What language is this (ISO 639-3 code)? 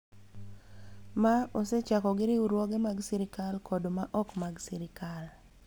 luo